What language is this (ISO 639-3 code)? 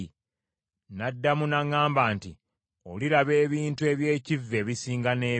lug